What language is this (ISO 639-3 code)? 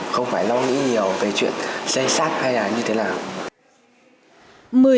vie